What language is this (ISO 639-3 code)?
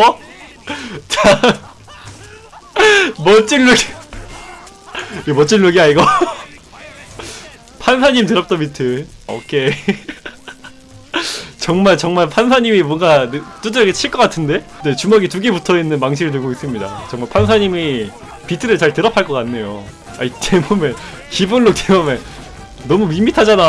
kor